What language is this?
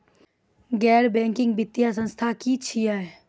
Maithili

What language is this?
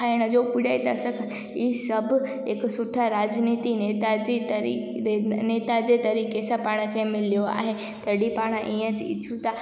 Sindhi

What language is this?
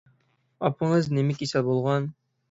Uyghur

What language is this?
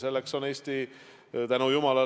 Estonian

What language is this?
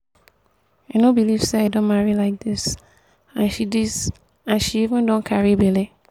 Nigerian Pidgin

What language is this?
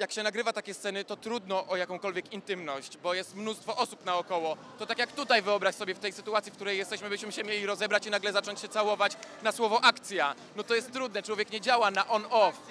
Polish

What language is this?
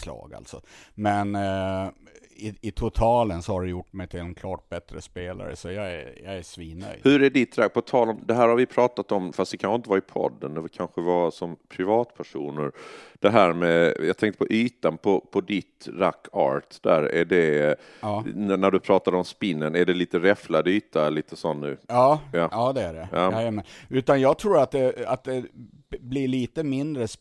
Swedish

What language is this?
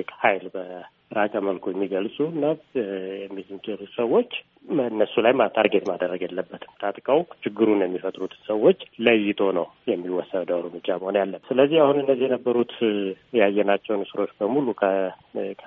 Amharic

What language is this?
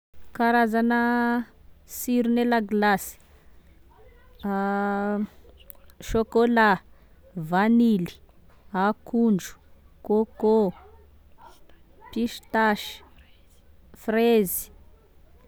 Tesaka Malagasy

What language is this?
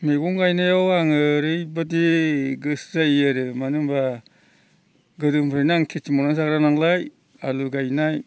Bodo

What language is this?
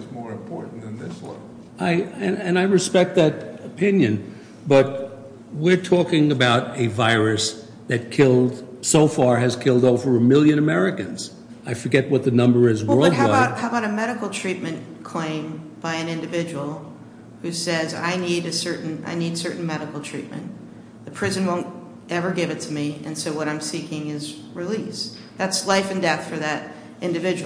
English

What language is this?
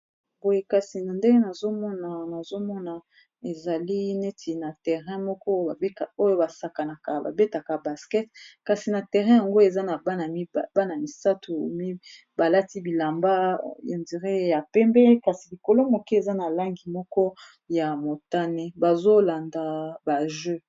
Lingala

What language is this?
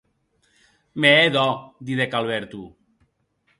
Occitan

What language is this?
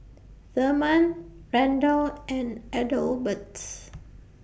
English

